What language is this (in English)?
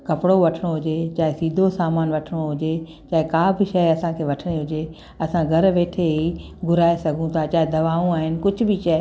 Sindhi